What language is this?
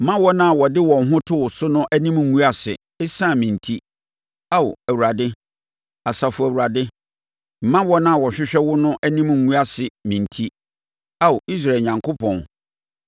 Akan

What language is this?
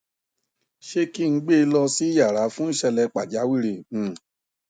Yoruba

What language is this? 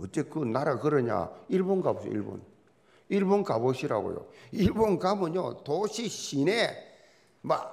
Korean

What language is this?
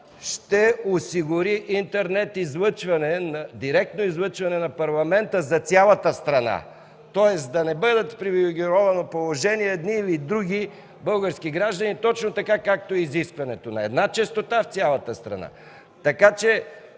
Bulgarian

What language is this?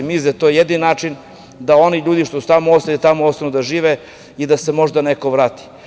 Serbian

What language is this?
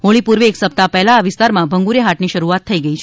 Gujarati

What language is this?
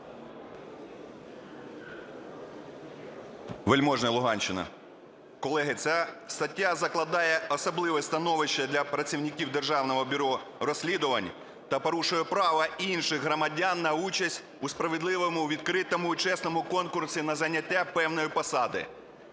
Ukrainian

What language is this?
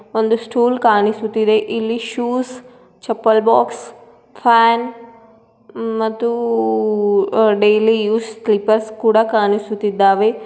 Kannada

